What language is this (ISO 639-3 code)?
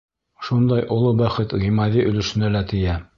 bak